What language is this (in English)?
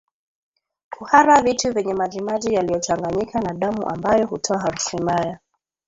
Swahili